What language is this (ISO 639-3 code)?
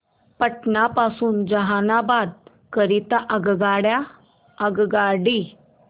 mar